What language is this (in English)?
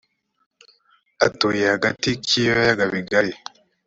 Kinyarwanda